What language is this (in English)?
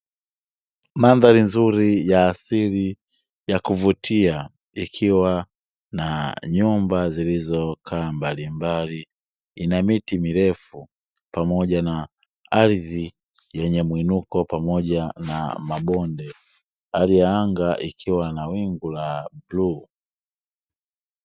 Swahili